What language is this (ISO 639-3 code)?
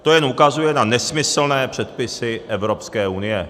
ces